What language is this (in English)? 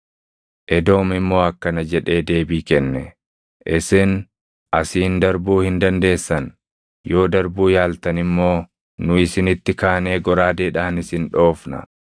Oromo